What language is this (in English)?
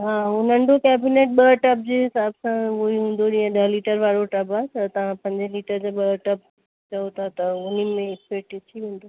Sindhi